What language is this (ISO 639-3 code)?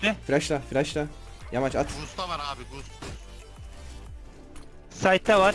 tur